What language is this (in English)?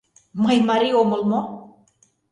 Mari